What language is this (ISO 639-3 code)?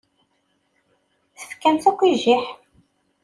kab